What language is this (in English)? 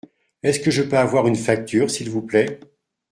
French